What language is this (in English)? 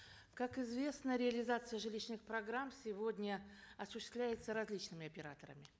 Kazakh